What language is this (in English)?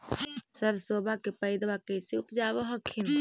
Magahi